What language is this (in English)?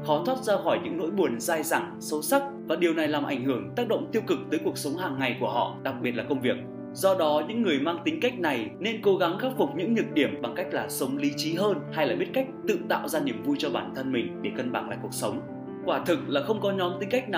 Vietnamese